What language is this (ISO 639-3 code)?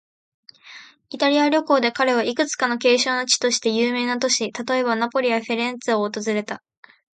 jpn